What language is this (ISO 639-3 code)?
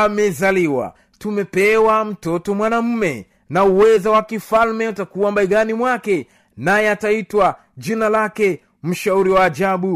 swa